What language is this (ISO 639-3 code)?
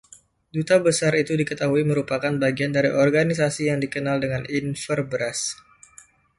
ind